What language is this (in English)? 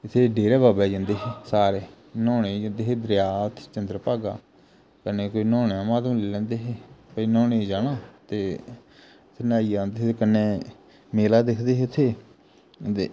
Dogri